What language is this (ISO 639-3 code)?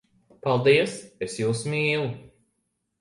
lav